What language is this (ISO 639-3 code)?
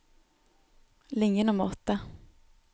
nor